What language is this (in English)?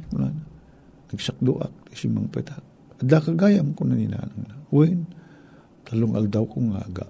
Filipino